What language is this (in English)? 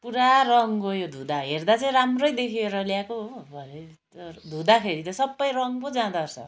Nepali